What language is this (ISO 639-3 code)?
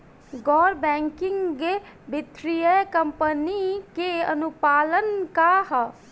bho